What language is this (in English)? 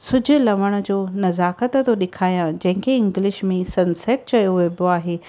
Sindhi